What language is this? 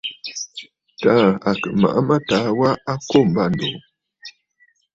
Bafut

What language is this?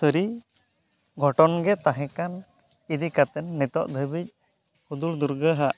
Santali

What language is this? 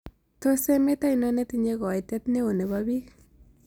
Kalenjin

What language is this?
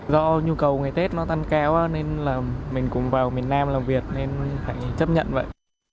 Vietnamese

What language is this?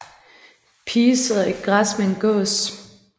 Danish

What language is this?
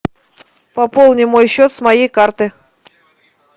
Russian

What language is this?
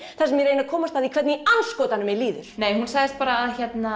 Icelandic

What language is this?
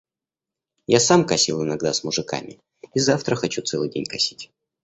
Russian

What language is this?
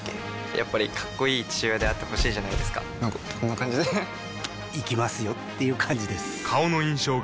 Japanese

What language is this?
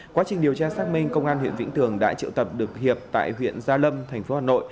Vietnamese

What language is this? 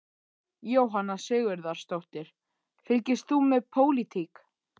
Icelandic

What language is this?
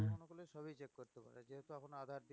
Bangla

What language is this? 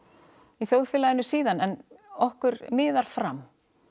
Icelandic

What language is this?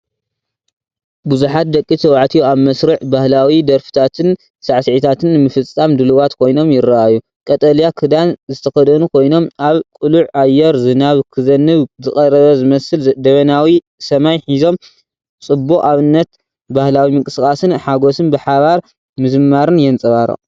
Tigrinya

